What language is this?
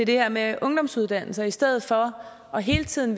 Danish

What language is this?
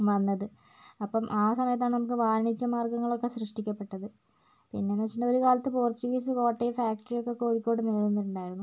Malayalam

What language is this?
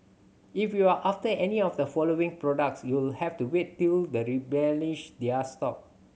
English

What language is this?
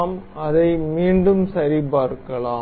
Tamil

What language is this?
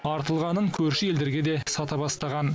Kazakh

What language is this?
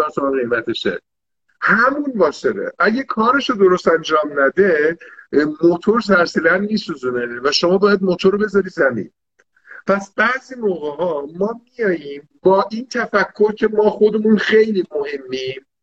Persian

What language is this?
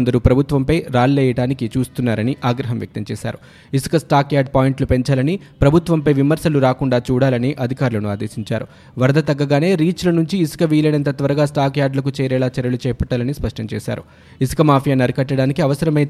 Telugu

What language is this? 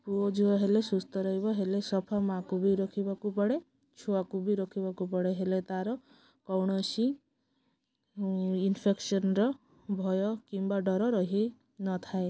Odia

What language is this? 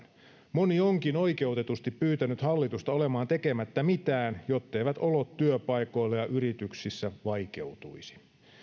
Finnish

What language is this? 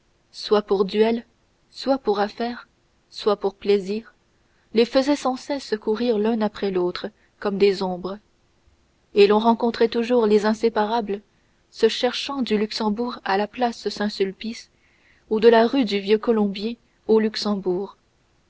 French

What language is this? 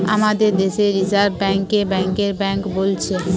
Bangla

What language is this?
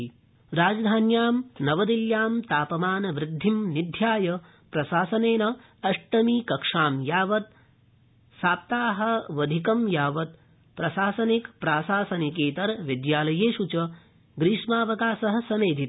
Sanskrit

